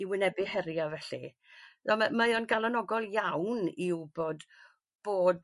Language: Welsh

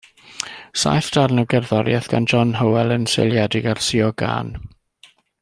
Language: Welsh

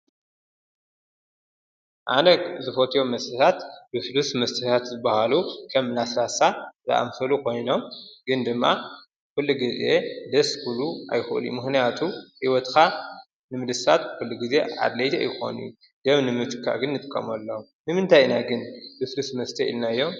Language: Tigrinya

